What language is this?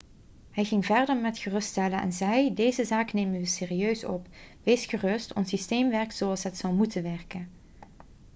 Dutch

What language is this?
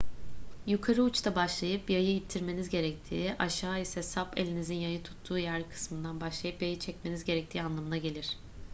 Turkish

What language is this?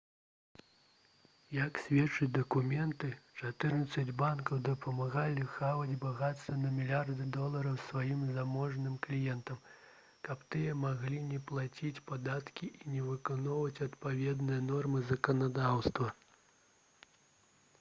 Belarusian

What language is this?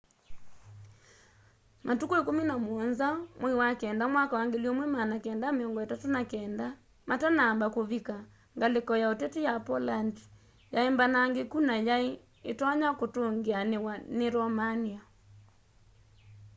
Kamba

